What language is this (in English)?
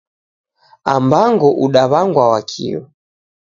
Taita